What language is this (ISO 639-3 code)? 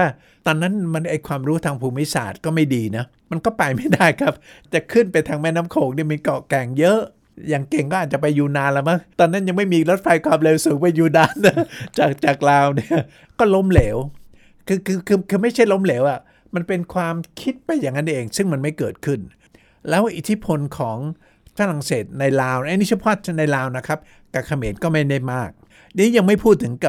tha